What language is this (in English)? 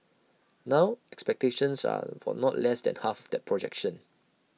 English